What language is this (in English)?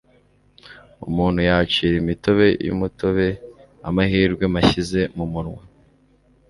Kinyarwanda